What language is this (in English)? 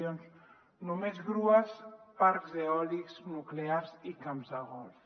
Catalan